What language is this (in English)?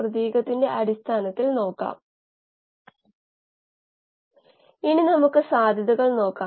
Malayalam